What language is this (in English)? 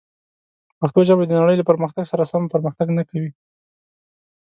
Pashto